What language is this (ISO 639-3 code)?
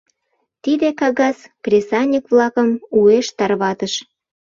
chm